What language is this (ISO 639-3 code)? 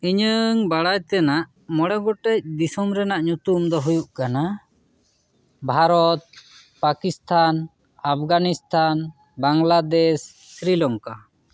sat